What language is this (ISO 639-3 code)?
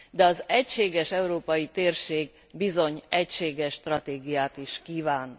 hun